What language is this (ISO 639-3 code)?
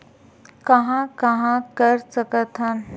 hne